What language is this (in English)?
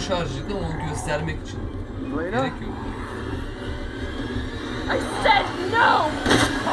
Turkish